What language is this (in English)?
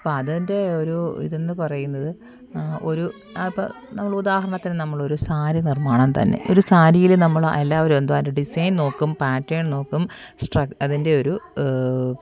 Malayalam